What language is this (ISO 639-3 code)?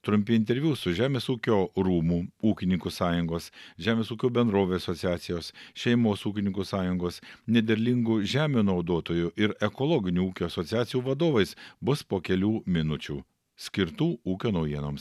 lit